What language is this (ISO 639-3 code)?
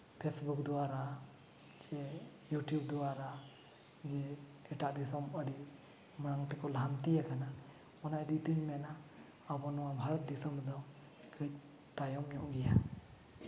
sat